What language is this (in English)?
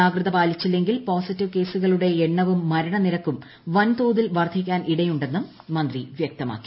Malayalam